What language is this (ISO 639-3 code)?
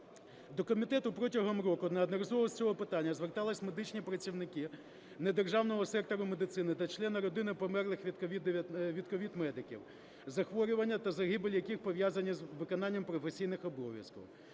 ukr